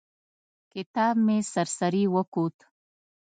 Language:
Pashto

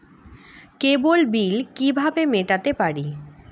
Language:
Bangla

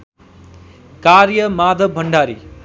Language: Nepali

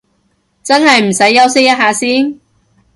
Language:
Cantonese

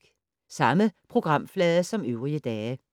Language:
Danish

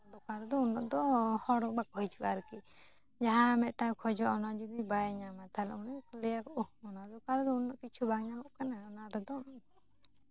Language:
Santali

